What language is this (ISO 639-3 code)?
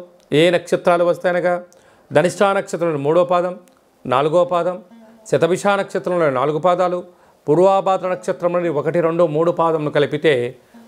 tel